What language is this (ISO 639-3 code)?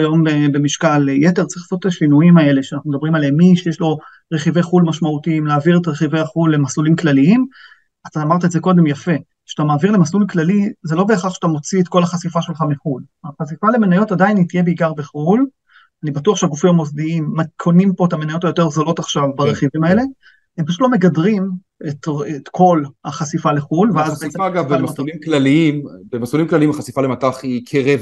heb